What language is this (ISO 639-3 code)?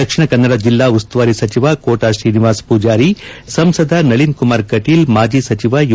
kan